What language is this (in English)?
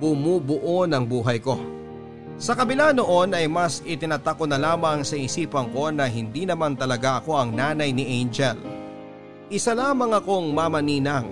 Filipino